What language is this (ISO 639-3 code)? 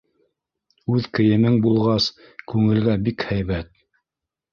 bak